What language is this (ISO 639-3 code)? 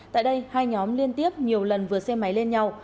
vie